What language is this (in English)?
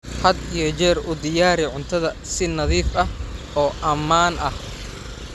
Somali